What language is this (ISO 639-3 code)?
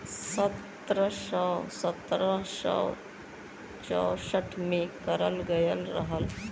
bho